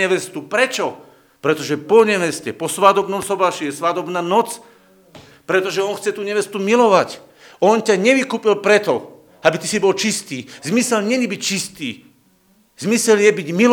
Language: Slovak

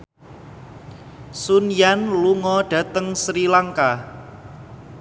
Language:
Javanese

